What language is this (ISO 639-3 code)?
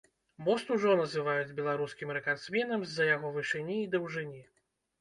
bel